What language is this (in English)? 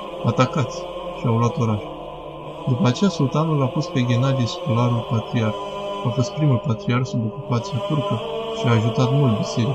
Romanian